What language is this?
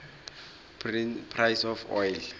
South Ndebele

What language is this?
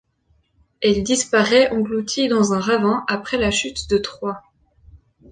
French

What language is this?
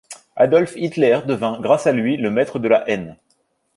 French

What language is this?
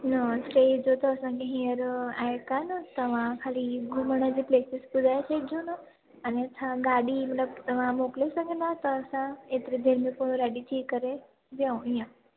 Sindhi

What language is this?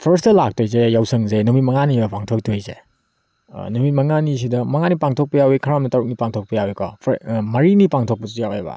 Manipuri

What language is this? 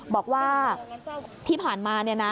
Thai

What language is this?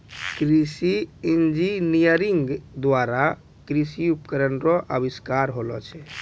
Maithili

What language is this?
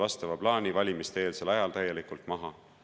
Estonian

